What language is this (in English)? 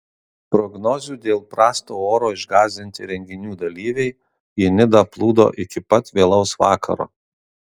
Lithuanian